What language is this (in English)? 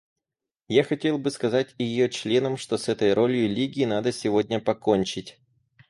Russian